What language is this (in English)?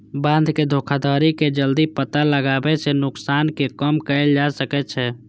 Maithili